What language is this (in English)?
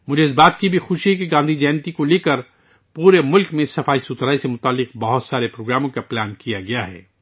Urdu